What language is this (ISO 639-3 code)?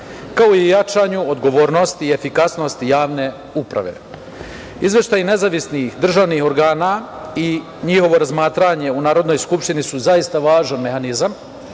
srp